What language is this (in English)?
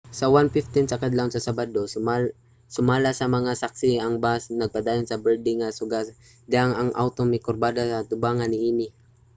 Cebuano